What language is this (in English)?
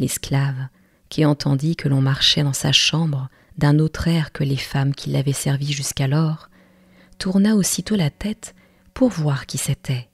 French